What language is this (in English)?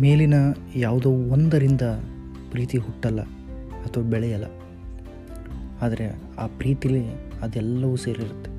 Kannada